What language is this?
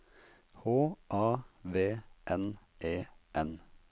Norwegian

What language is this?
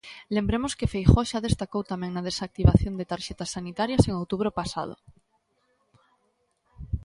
Galician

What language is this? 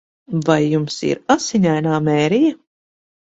Latvian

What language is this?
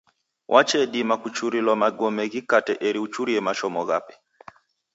Taita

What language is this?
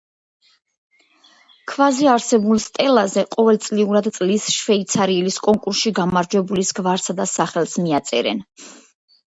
Georgian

